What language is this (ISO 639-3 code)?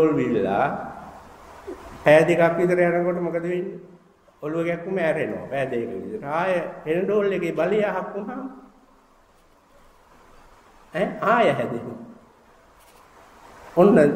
ind